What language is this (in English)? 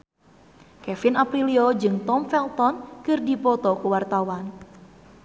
Sundanese